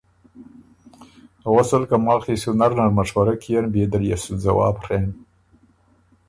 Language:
Ormuri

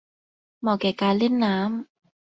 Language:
Thai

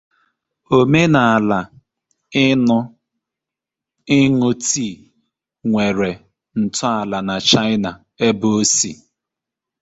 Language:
Igbo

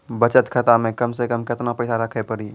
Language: Maithili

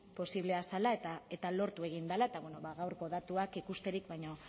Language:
Basque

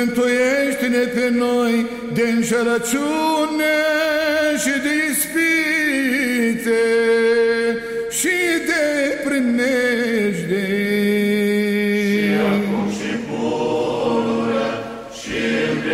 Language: Romanian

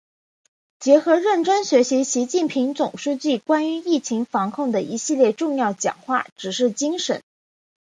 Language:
Chinese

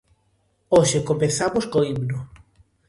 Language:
Galician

